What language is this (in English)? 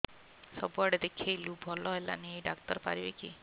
Odia